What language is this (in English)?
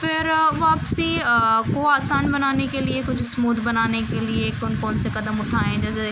Urdu